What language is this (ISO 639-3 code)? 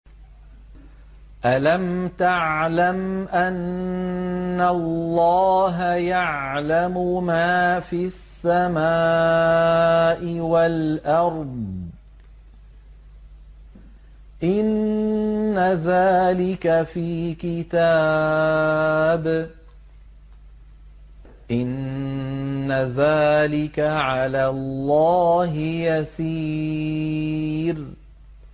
ara